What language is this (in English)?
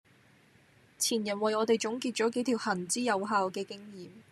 Cantonese